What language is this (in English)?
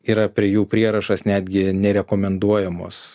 Lithuanian